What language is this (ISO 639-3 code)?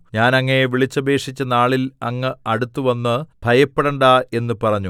mal